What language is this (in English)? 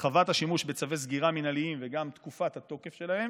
Hebrew